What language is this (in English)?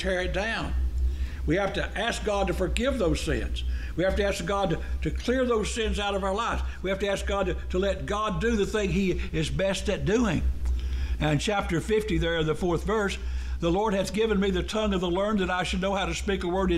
English